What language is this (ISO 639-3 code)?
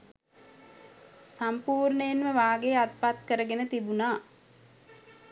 sin